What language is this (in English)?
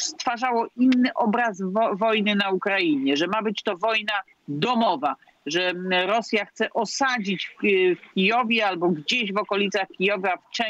Polish